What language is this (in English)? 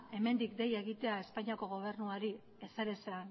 Basque